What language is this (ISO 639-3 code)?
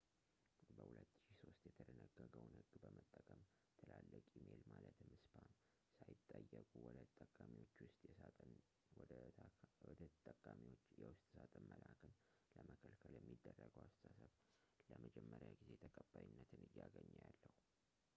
amh